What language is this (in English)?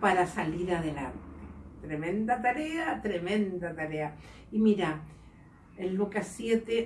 Spanish